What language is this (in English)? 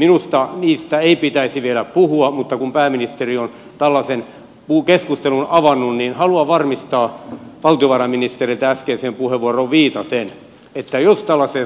Finnish